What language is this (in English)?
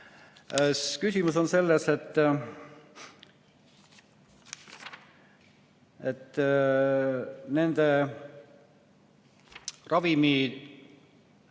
Estonian